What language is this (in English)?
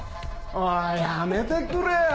Japanese